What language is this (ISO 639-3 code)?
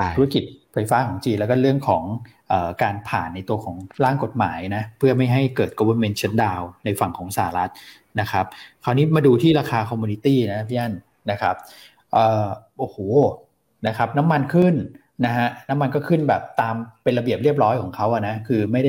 tha